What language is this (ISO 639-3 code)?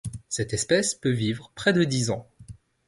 fra